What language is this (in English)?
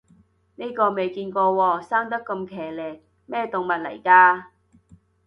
Cantonese